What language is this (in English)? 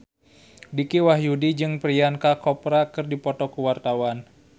Sundanese